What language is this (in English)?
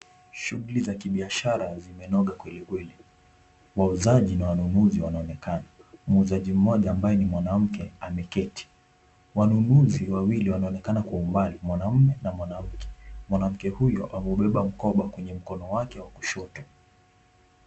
Swahili